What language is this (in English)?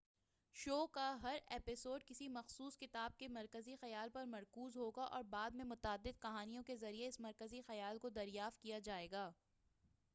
Urdu